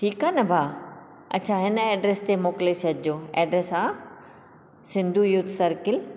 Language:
Sindhi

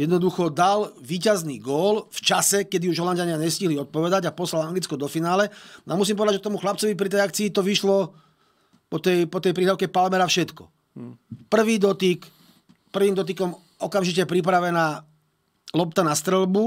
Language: Slovak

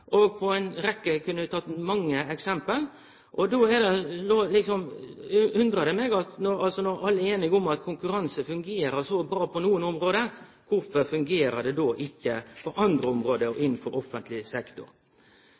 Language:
Norwegian Nynorsk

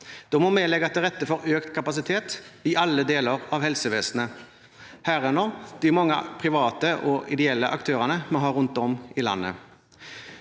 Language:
Norwegian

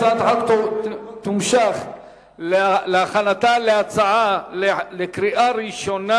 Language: Hebrew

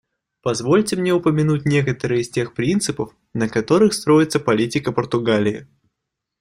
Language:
Russian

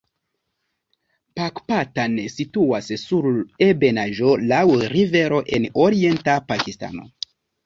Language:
Esperanto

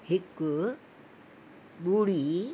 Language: Sindhi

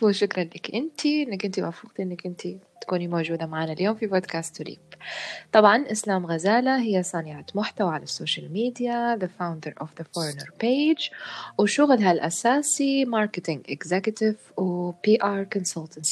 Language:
Arabic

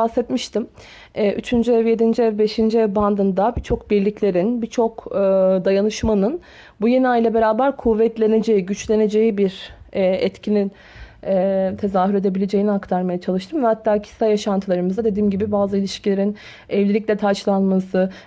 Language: Turkish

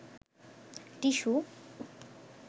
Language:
Bangla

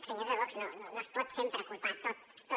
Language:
Catalan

